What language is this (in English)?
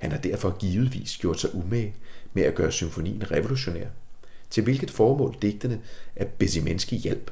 Danish